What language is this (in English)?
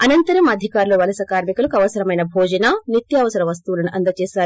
Telugu